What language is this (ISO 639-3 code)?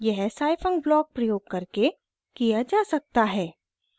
hin